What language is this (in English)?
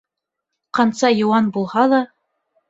Bashkir